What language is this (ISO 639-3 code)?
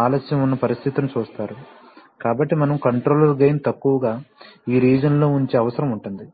tel